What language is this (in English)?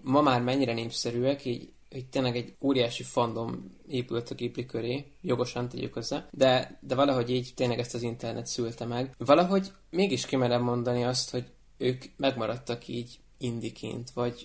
Hungarian